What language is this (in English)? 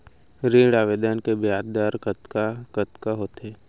Chhattisgarhi